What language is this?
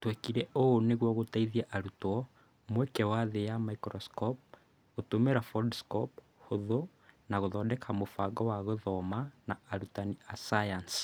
Kikuyu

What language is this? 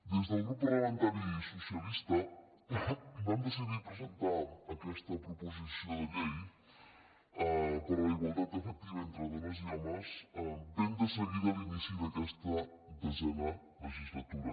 Catalan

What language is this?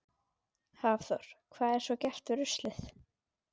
Icelandic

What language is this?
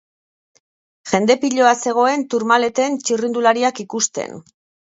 Basque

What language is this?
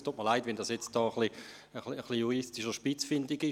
Swiss German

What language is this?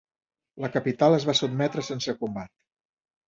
Catalan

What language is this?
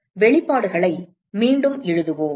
Tamil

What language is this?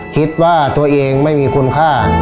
Thai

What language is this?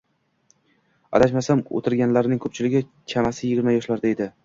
Uzbek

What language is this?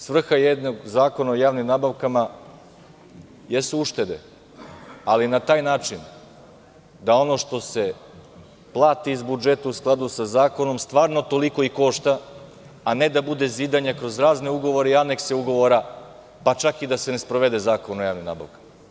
Serbian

